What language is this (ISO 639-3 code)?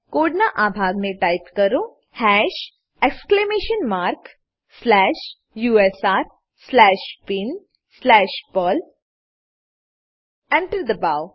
guj